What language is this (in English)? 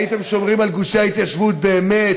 Hebrew